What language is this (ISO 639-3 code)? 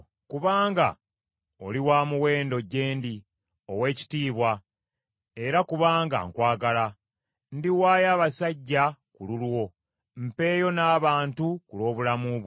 lug